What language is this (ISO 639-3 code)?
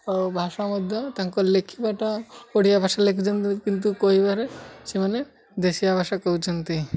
ori